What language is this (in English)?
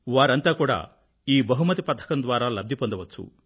Telugu